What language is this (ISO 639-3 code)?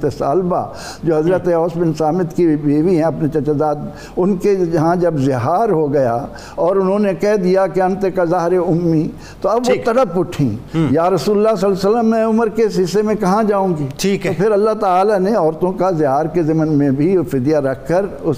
urd